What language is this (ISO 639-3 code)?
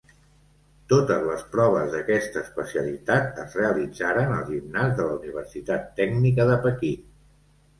cat